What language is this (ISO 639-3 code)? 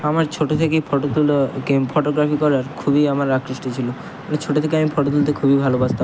ben